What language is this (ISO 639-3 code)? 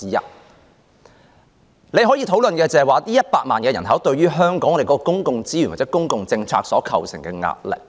yue